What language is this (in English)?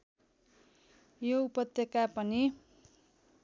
Nepali